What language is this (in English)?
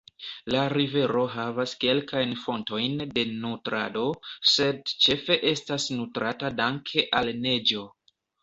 Esperanto